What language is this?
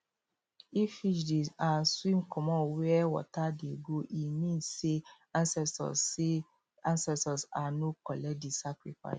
Nigerian Pidgin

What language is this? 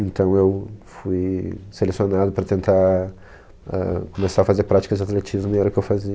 Portuguese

